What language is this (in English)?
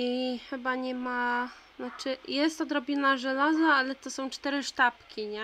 Polish